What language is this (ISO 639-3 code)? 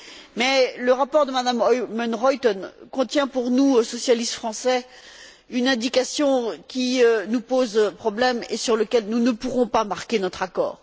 fra